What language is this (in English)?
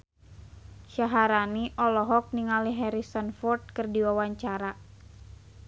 Sundanese